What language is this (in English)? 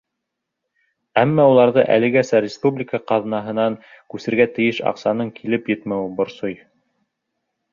Bashkir